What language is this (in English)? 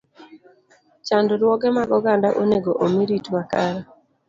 Luo (Kenya and Tanzania)